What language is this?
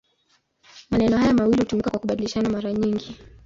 Swahili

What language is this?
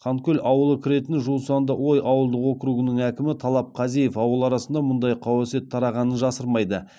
Kazakh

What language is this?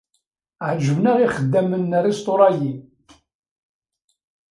Kabyle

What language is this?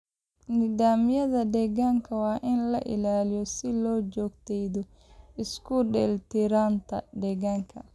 Somali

